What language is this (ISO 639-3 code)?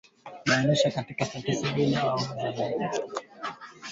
swa